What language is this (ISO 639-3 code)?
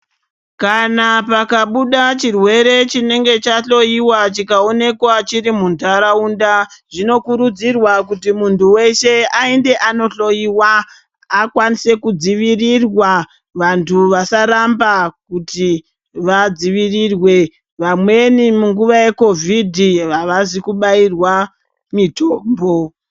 ndc